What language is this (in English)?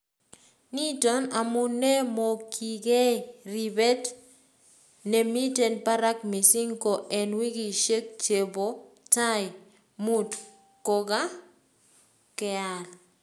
Kalenjin